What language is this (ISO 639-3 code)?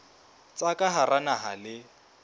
sot